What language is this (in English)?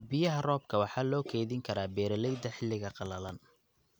Somali